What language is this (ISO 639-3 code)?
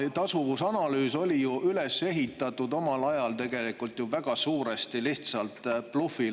est